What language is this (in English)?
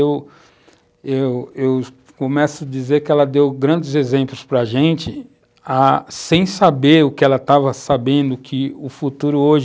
Portuguese